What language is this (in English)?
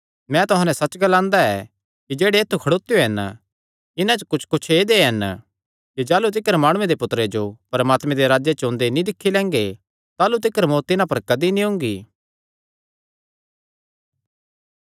Kangri